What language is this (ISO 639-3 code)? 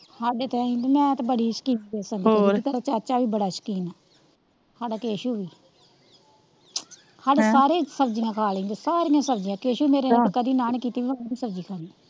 pan